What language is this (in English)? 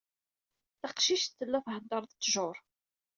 Kabyle